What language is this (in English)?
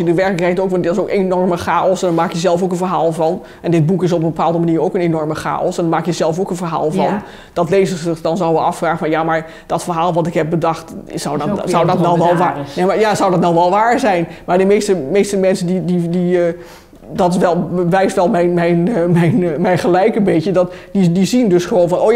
Dutch